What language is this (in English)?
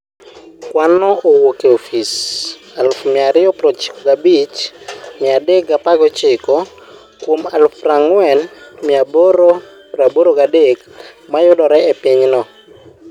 Luo (Kenya and Tanzania)